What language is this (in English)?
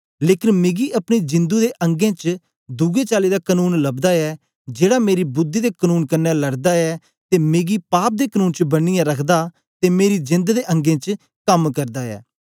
Dogri